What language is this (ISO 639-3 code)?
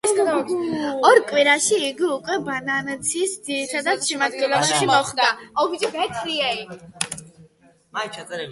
kat